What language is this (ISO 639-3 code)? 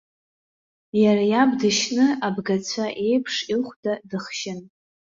abk